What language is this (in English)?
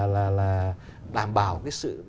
Vietnamese